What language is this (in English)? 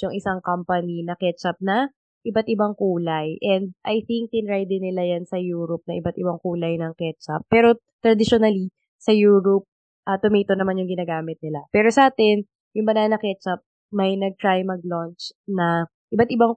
Filipino